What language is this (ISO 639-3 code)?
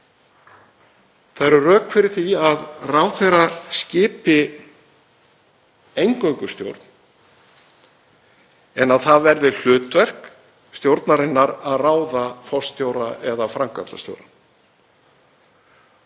isl